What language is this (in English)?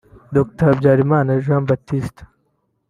Kinyarwanda